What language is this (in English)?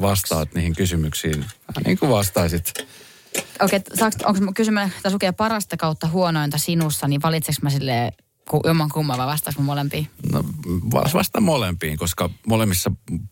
Finnish